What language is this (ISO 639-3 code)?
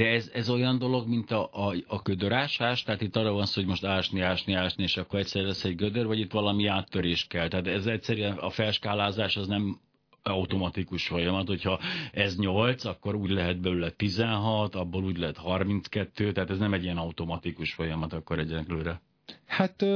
hun